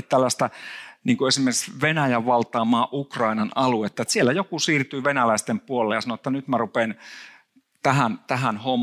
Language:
Finnish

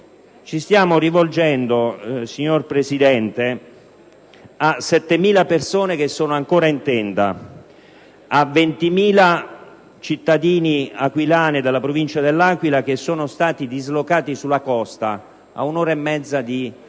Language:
Italian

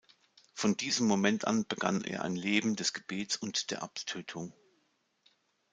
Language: German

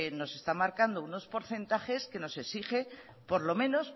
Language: Spanish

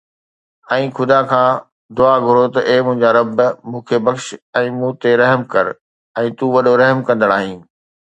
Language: Sindhi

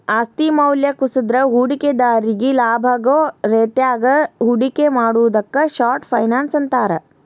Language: Kannada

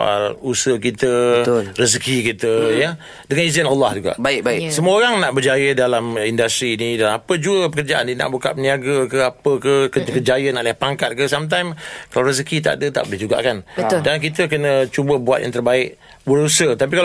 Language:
Malay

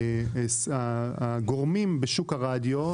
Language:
Hebrew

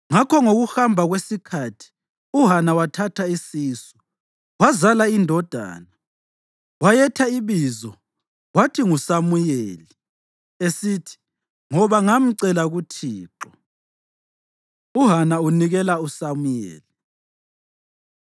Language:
North Ndebele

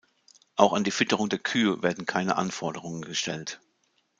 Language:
German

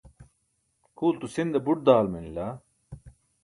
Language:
Burushaski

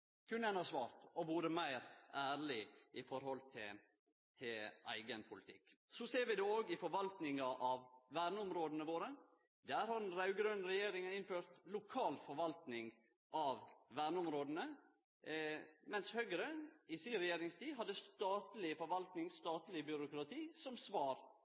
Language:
Norwegian Nynorsk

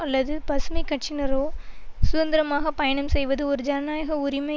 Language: Tamil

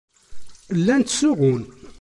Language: Kabyle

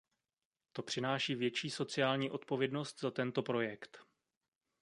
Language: Czech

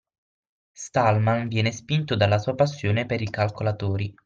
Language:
Italian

